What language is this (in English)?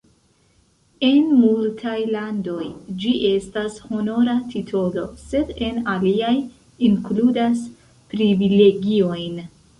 Esperanto